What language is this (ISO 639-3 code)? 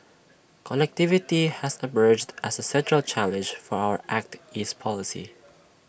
eng